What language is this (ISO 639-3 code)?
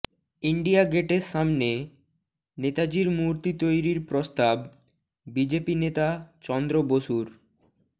ben